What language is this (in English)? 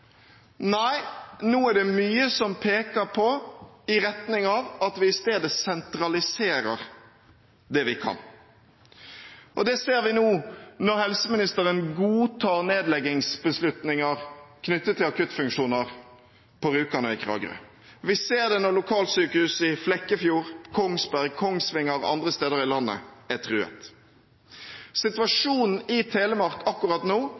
Norwegian Bokmål